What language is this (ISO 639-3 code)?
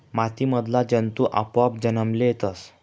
mar